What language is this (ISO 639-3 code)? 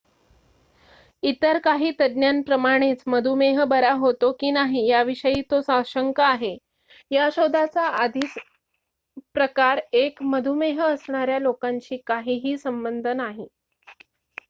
mar